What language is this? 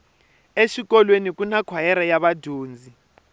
Tsonga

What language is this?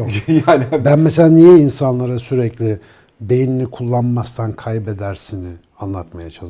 Turkish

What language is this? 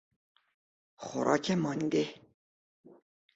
Persian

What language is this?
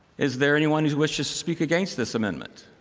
English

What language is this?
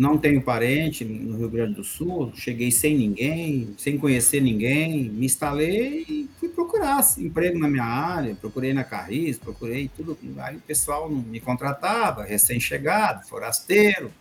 Portuguese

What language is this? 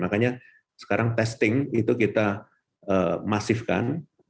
Indonesian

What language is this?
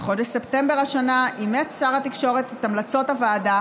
Hebrew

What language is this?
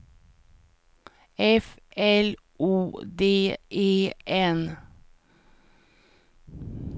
Swedish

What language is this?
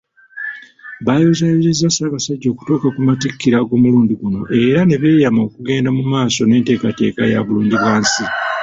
Ganda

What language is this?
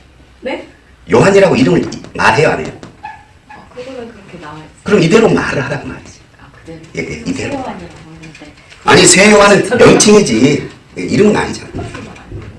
Korean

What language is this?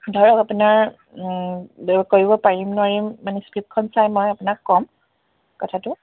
Assamese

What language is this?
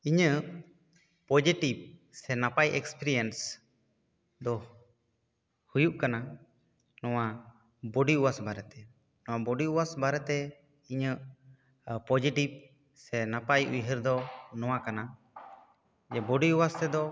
Santali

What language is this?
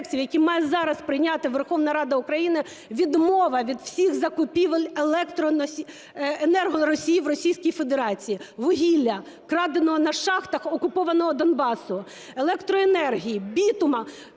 Ukrainian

